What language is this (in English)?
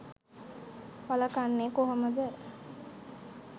Sinhala